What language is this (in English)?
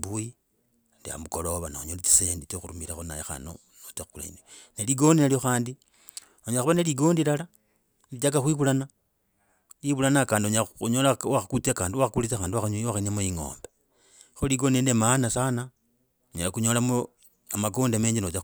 Logooli